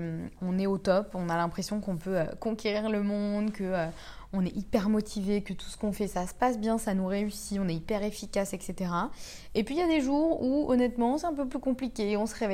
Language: French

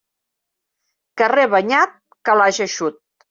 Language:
Catalan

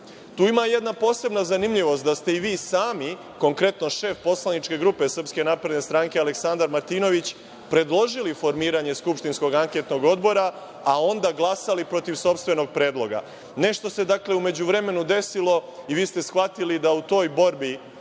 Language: Serbian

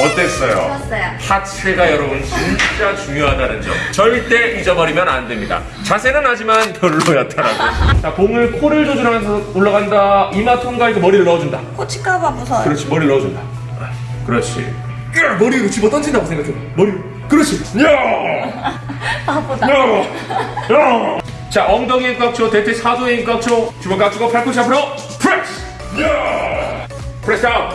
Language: Korean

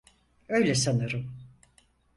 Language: Turkish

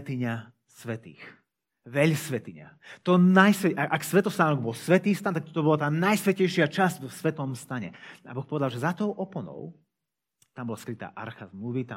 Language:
Slovak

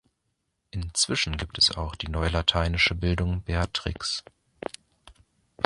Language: German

